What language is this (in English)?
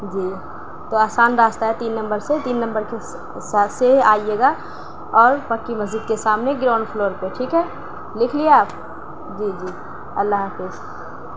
Urdu